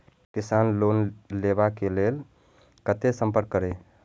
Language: Maithili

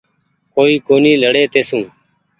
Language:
Goaria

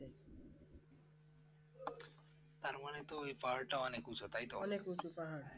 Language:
Bangla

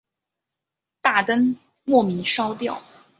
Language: Chinese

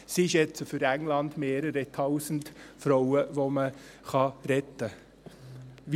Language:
Swiss German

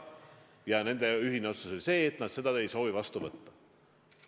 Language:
Estonian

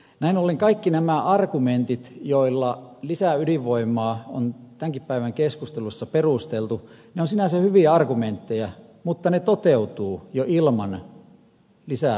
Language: Finnish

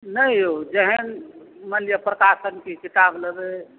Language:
Maithili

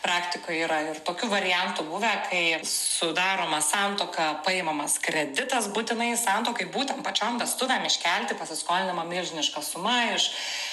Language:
Lithuanian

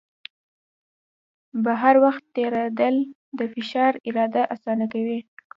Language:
Pashto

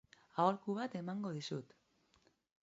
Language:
Basque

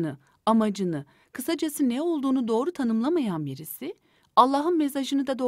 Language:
Turkish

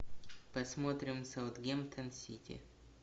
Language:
Russian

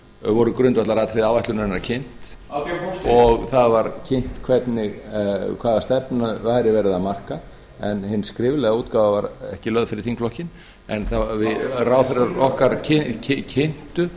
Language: Icelandic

